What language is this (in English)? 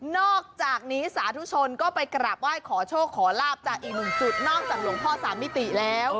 Thai